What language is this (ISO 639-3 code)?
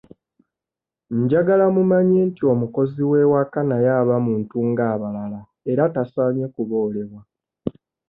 lug